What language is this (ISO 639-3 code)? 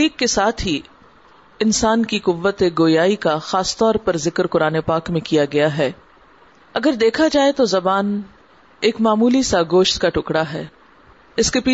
urd